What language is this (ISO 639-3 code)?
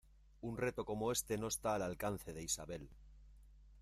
spa